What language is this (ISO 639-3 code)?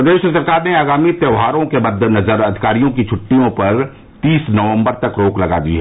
hin